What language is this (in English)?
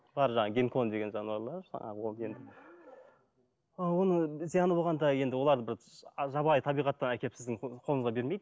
Kazakh